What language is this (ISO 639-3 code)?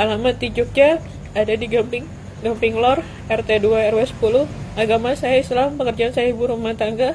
ind